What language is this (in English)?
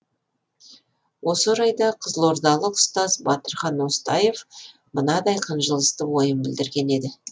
Kazakh